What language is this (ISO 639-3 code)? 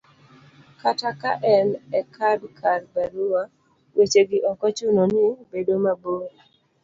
luo